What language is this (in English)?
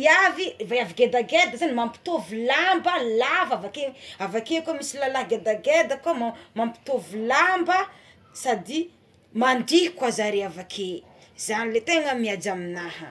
Tsimihety Malagasy